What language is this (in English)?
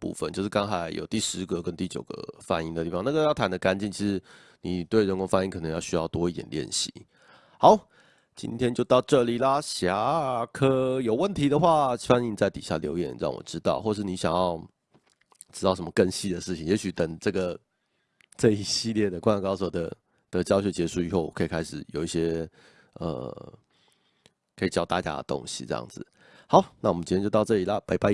Chinese